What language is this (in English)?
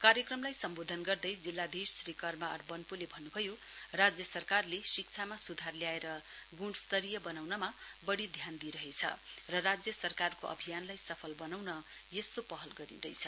Nepali